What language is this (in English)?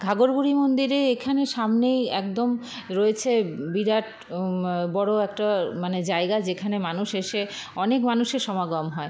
Bangla